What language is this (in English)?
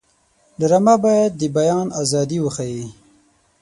Pashto